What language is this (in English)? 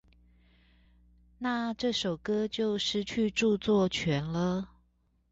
Chinese